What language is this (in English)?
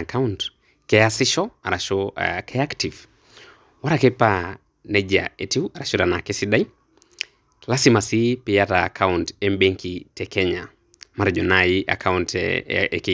Masai